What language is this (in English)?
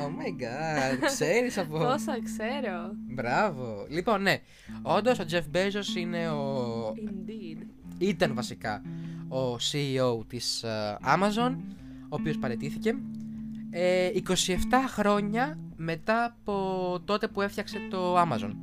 Greek